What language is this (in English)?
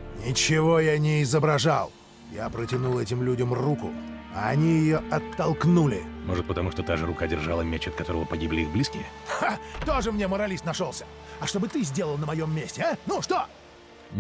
Russian